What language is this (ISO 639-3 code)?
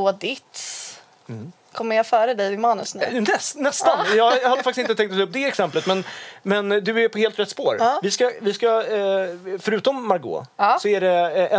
swe